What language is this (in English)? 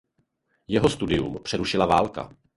Czech